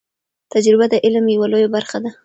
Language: Pashto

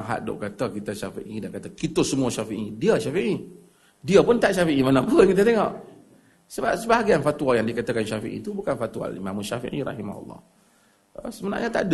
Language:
Malay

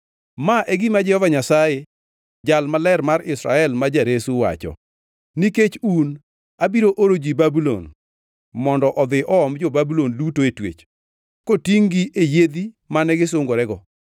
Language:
Luo (Kenya and Tanzania)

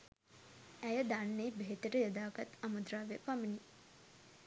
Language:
Sinhala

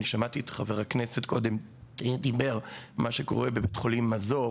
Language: Hebrew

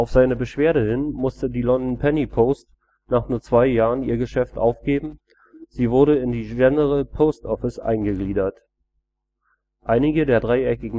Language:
German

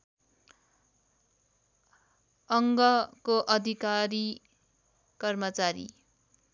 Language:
Nepali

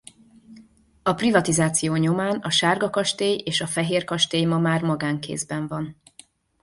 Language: Hungarian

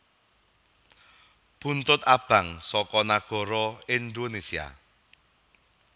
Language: Javanese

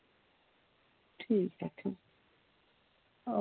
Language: Dogri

